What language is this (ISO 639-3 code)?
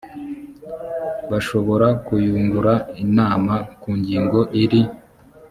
kin